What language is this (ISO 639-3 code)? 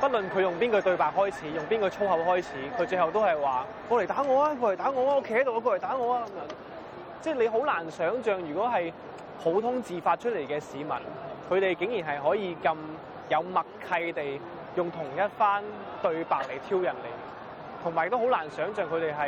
zho